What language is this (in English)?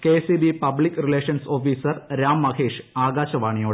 Malayalam